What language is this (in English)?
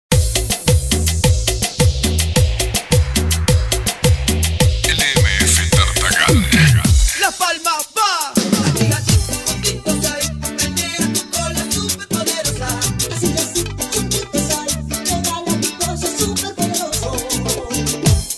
Arabic